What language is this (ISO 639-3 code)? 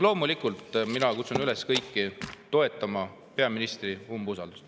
est